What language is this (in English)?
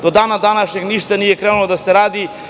Serbian